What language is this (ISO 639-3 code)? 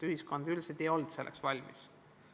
est